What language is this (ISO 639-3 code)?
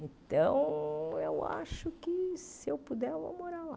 por